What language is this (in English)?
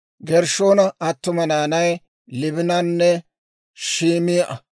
Dawro